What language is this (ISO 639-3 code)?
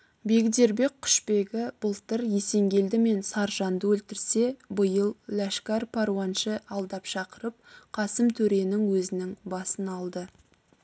kaz